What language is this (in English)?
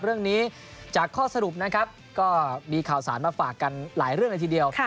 Thai